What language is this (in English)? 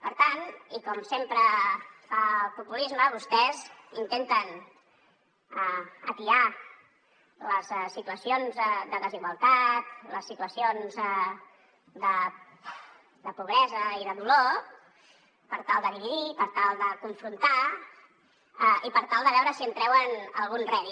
Catalan